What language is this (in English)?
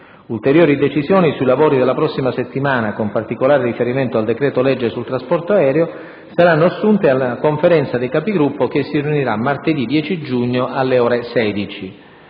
Italian